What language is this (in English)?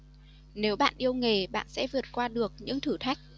Vietnamese